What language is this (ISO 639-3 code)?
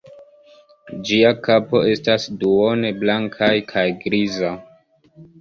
epo